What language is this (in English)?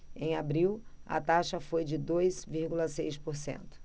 Portuguese